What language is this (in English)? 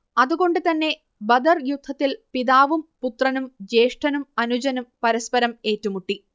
Malayalam